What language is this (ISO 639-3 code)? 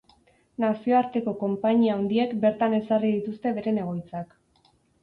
eus